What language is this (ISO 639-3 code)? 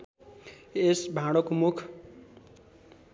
nep